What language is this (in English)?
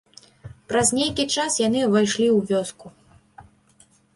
Belarusian